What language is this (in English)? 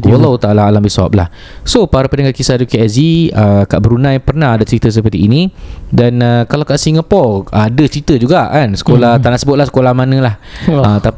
Malay